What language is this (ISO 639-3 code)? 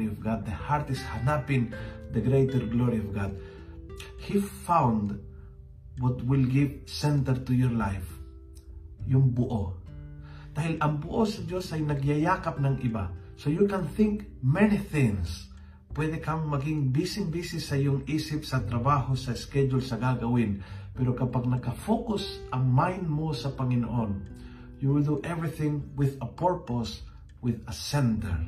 fil